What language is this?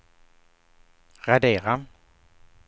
Swedish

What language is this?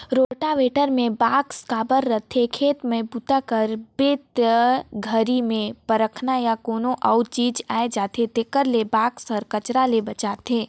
Chhattisgarhi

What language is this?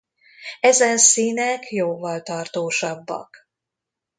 Hungarian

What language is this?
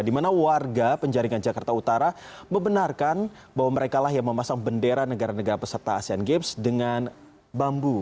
Indonesian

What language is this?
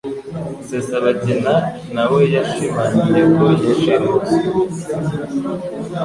Kinyarwanda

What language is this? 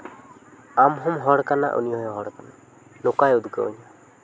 Santali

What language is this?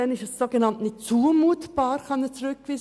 Swiss German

